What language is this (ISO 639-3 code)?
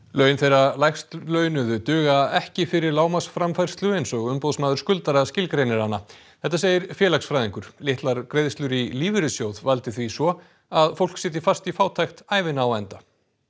isl